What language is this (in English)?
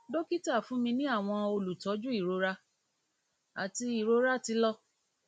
Yoruba